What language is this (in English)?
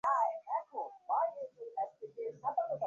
Bangla